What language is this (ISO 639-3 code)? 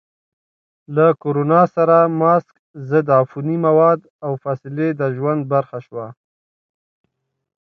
pus